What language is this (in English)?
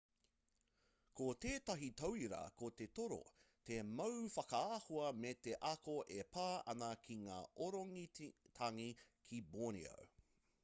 Māori